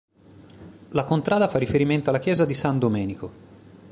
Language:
Italian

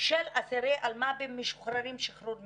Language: Hebrew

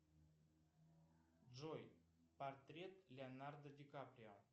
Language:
Russian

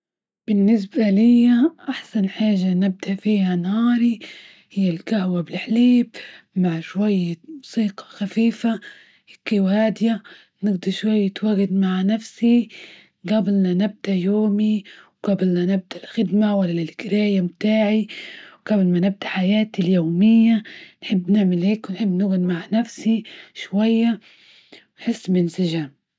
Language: Libyan Arabic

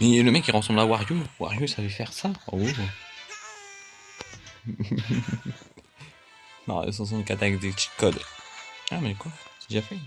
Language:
French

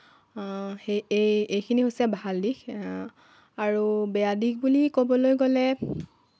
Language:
Assamese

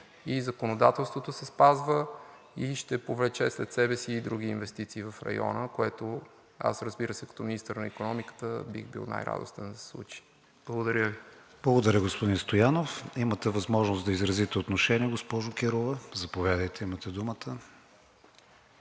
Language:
Bulgarian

